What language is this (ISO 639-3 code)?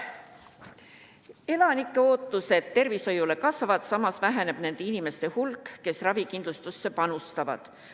est